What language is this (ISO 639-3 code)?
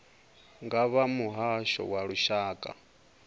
ven